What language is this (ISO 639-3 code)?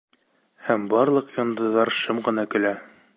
bak